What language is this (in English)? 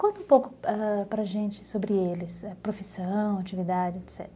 Portuguese